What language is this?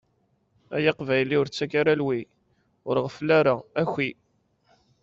Kabyle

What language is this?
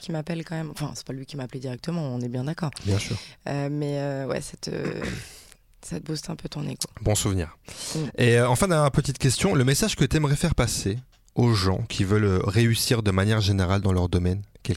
French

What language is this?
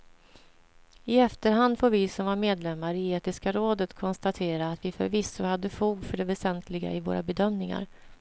Swedish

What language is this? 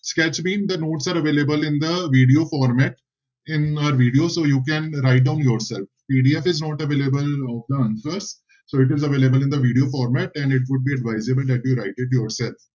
Punjabi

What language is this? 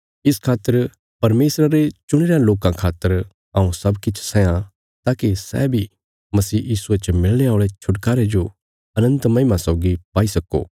Bilaspuri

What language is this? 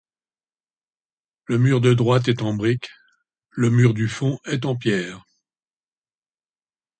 French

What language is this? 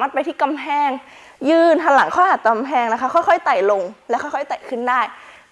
Thai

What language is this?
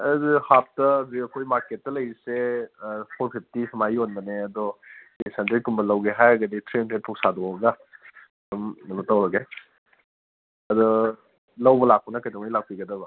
Manipuri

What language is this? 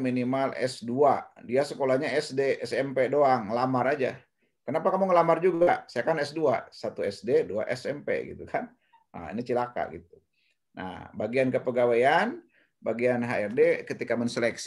Indonesian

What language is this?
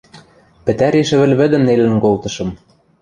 Western Mari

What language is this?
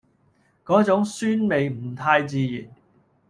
Cantonese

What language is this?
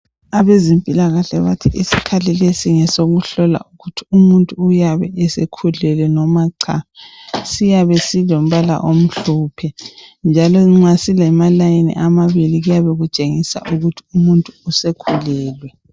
North Ndebele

